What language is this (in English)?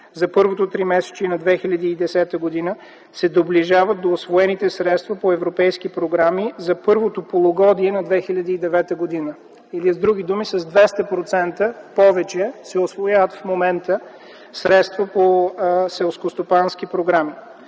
Bulgarian